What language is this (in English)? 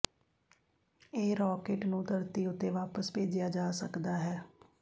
Punjabi